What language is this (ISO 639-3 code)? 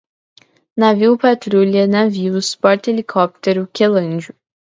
por